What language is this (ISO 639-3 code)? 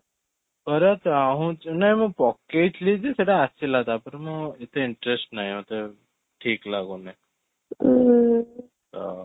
ori